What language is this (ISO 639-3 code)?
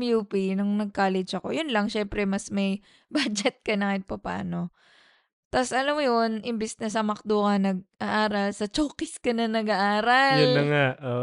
fil